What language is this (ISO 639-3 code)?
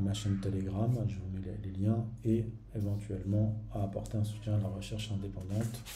fra